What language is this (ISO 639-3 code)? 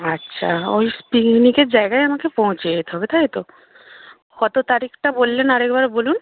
ben